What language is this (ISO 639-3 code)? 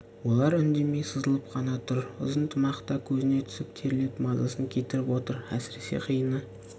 kaz